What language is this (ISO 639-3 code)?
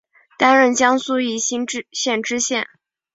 zho